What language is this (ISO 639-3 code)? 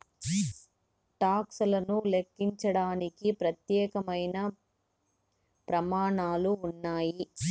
tel